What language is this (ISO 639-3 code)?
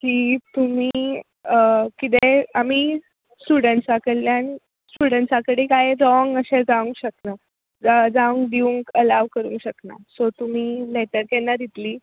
kok